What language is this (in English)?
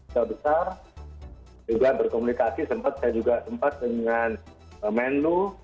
Indonesian